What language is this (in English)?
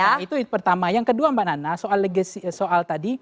Indonesian